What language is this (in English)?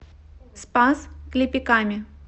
Russian